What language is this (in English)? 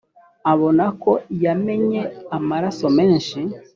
Kinyarwanda